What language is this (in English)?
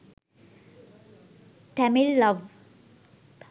Sinhala